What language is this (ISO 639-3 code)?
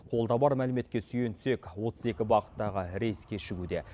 kaz